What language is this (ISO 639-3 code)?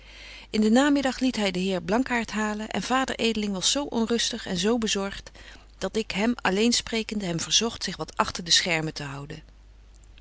nld